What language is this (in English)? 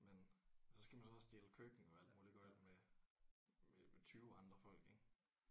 Danish